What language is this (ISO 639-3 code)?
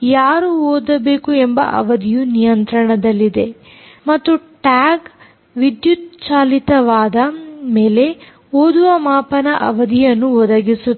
kan